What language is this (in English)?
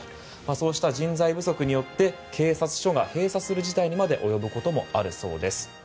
Japanese